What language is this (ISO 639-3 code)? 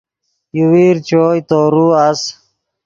ydg